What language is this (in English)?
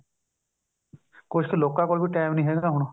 Punjabi